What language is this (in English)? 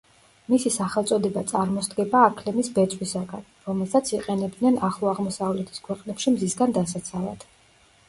Georgian